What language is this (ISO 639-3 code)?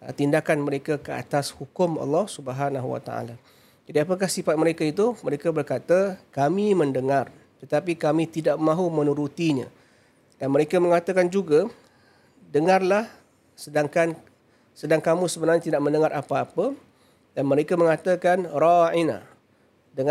msa